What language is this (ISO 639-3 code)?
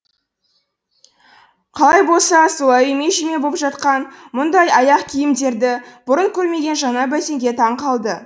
kaz